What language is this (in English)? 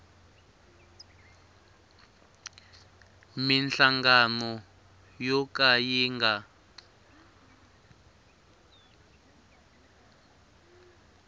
Tsonga